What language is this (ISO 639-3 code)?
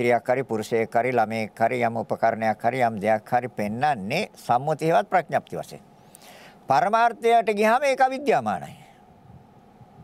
ind